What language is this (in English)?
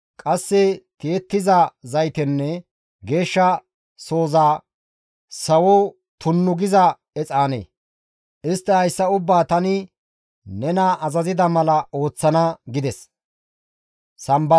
Gamo